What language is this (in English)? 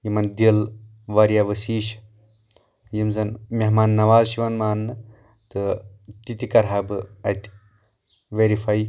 Kashmiri